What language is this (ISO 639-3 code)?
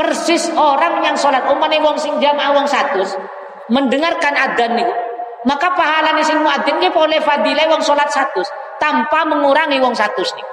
ind